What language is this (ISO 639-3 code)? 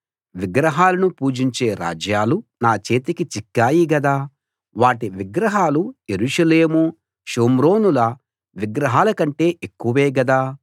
tel